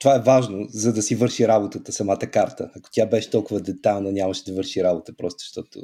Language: Bulgarian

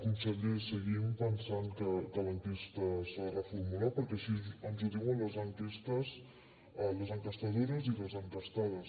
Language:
Catalan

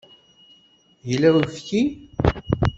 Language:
Kabyle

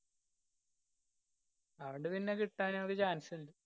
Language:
Malayalam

